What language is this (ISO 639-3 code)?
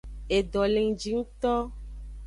ajg